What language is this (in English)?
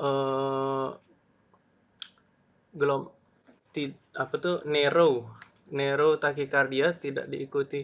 Indonesian